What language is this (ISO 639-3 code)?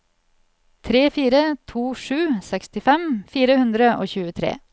nor